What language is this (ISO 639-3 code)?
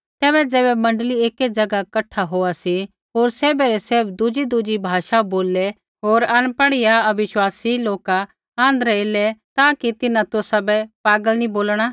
kfx